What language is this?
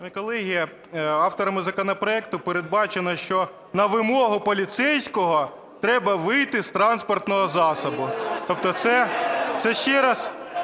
Ukrainian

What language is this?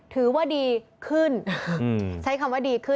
Thai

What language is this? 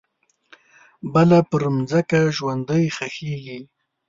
Pashto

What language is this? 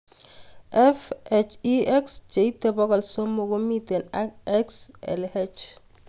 Kalenjin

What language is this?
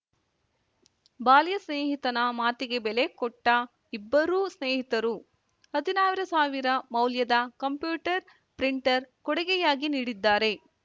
Kannada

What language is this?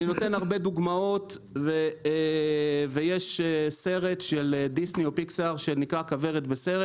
Hebrew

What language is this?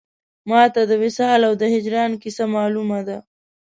Pashto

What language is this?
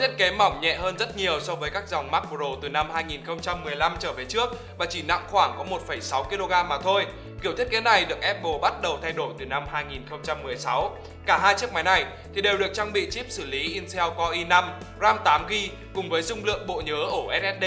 Vietnamese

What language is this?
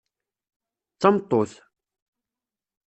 Kabyle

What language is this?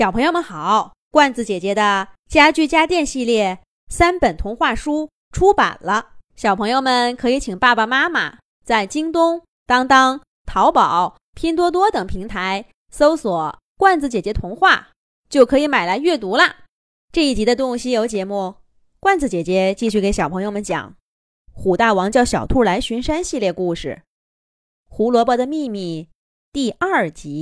Chinese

